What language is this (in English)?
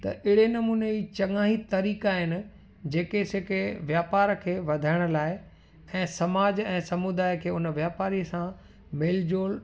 Sindhi